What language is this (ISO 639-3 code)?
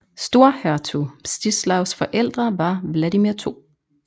dan